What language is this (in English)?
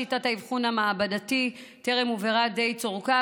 Hebrew